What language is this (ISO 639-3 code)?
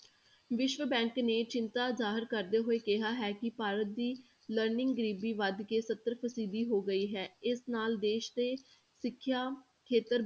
pan